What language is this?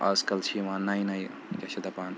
Kashmiri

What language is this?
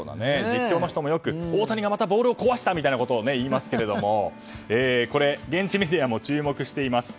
Japanese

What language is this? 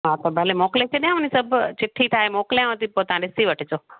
Sindhi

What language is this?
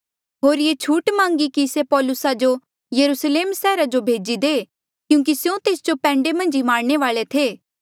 Mandeali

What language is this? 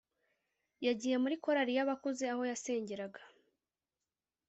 Kinyarwanda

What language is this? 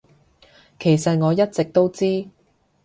Cantonese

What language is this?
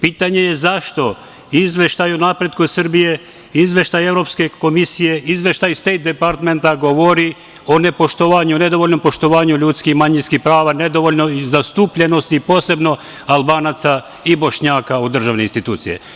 Serbian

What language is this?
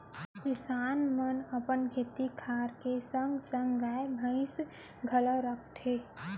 Chhattisgarhi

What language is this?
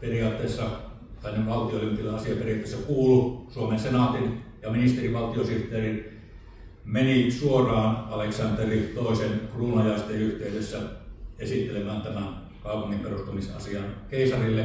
Finnish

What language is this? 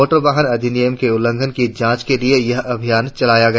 Hindi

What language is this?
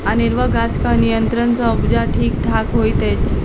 Maithili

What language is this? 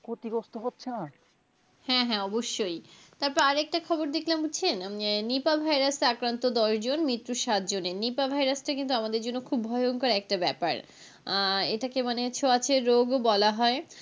Bangla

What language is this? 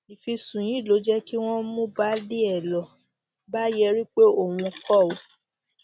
Yoruba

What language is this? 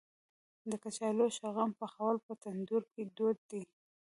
Pashto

